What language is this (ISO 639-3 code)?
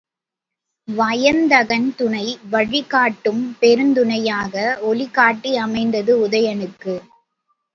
tam